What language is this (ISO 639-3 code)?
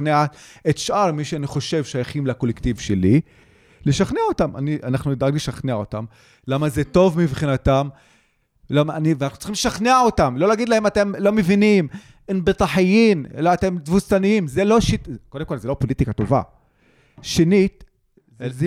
heb